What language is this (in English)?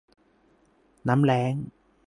Thai